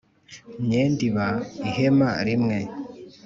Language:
Kinyarwanda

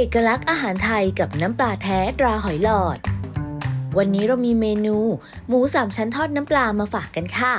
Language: Thai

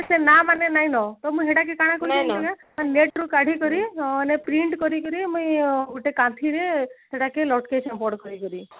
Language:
Odia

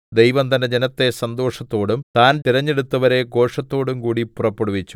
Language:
Malayalam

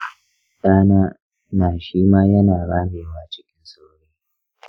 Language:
Hausa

